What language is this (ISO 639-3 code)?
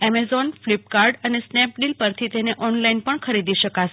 guj